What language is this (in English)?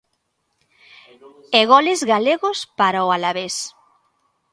Galician